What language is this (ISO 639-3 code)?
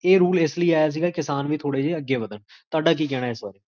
pan